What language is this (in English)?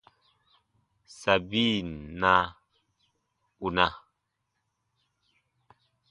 Baatonum